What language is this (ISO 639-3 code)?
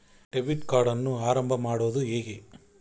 kan